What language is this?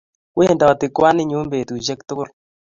Kalenjin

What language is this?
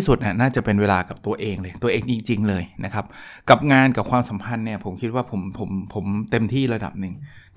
Thai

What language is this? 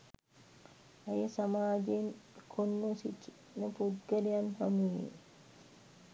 Sinhala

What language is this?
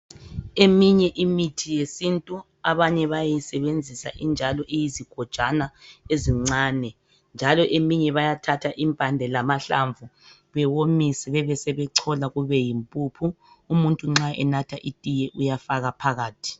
North Ndebele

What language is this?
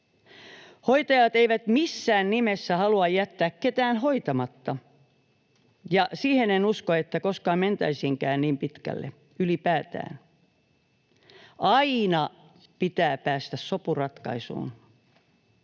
Finnish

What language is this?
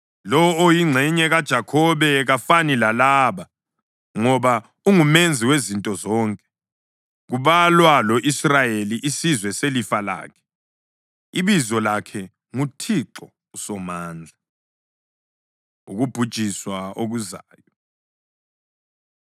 North Ndebele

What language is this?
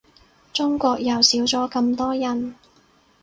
Cantonese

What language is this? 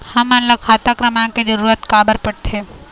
Chhattisgarhi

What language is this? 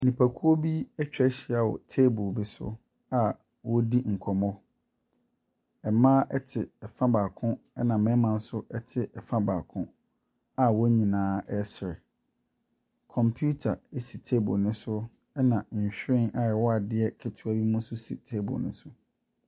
Akan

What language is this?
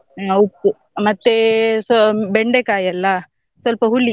Kannada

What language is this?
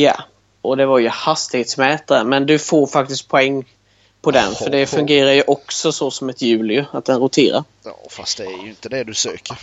Swedish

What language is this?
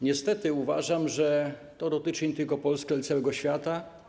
Polish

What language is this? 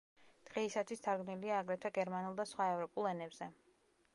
Georgian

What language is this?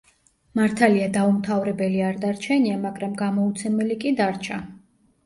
Georgian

